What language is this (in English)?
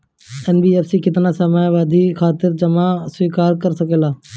Bhojpuri